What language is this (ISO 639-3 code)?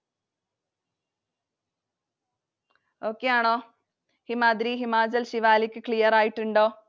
mal